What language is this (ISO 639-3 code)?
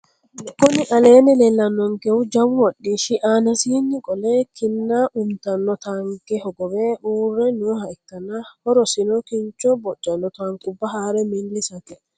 sid